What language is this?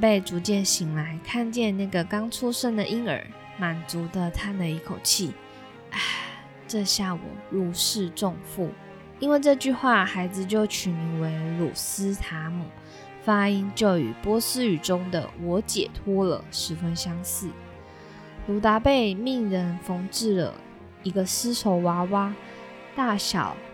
Chinese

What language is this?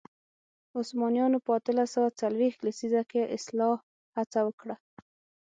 Pashto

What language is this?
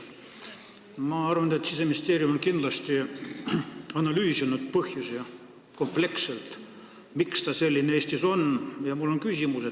Estonian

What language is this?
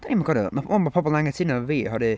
Welsh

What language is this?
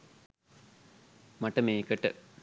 Sinhala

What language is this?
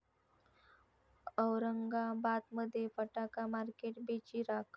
Marathi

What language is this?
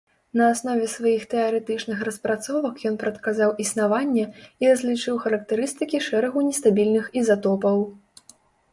Belarusian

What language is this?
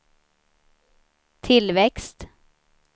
Swedish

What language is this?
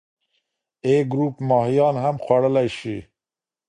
Pashto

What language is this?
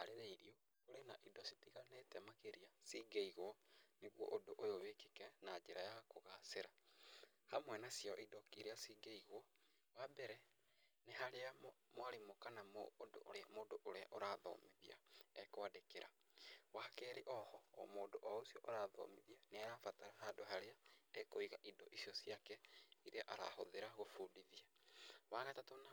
Kikuyu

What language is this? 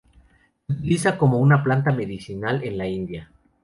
Spanish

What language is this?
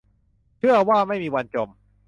Thai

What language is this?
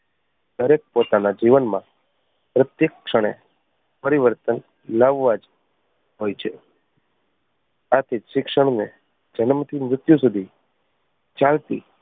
Gujarati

